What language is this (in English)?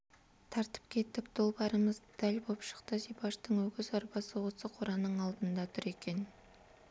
Kazakh